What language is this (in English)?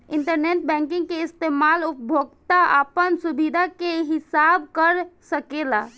Bhojpuri